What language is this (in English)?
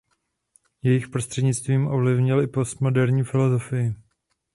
Czech